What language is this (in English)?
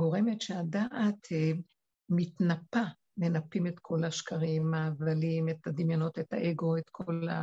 Hebrew